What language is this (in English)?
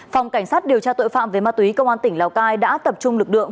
Vietnamese